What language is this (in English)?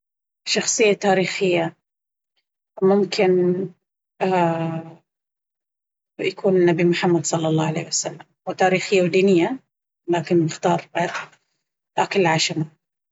Baharna Arabic